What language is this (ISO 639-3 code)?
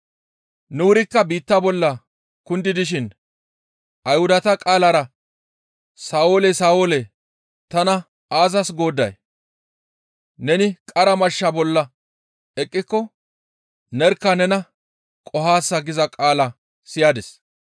gmv